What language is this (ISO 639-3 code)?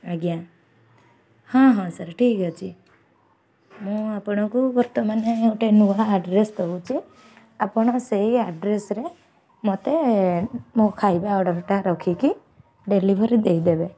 ori